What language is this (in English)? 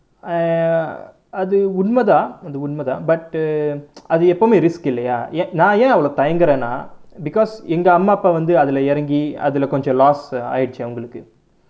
English